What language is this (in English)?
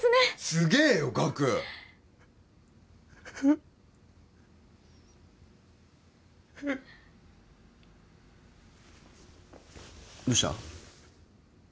Japanese